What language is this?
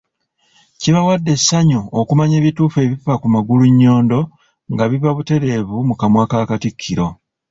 Ganda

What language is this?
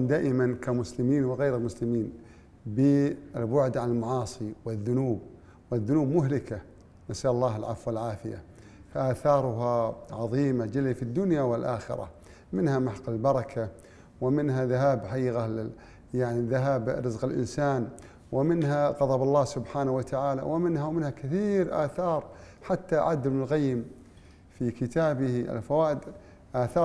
Arabic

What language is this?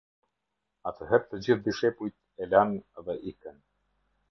Albanian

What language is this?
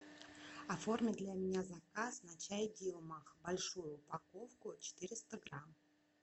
Russian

